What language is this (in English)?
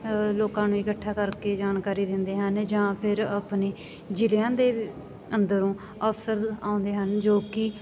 Punjabi